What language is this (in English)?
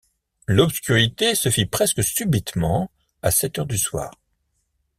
French